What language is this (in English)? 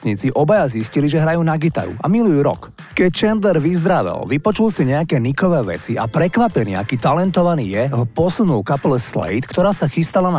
Slovak